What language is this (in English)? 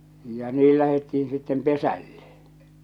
Finnish